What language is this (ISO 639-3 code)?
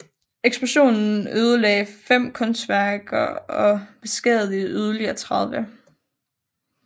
dan